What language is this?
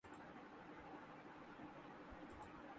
Urdu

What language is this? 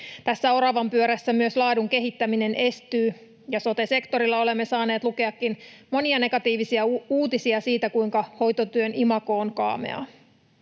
Finnish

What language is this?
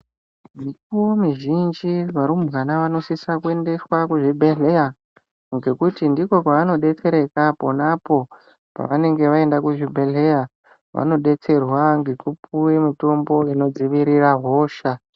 Ndau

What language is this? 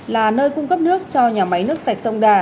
Vietnamese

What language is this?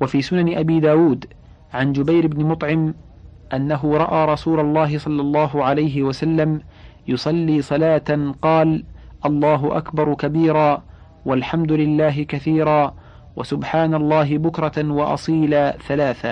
Arabic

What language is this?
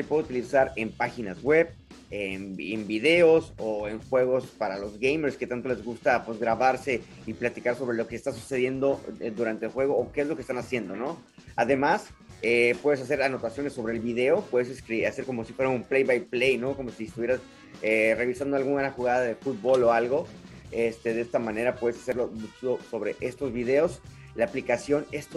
Spanish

